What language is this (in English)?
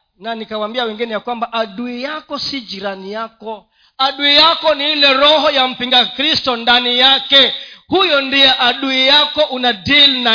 Swahili